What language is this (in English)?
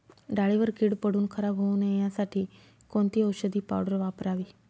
Marathi